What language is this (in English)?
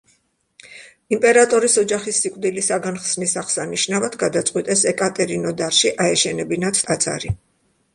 Georgian